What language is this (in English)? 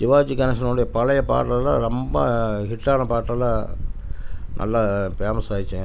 Tamil